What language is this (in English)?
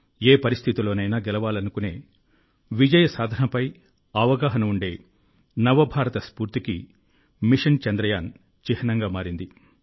Telugu